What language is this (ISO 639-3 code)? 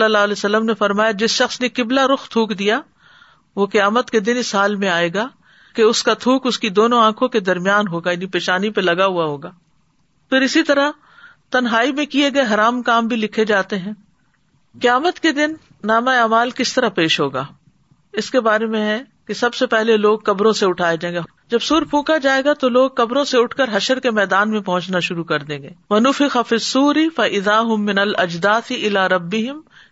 urd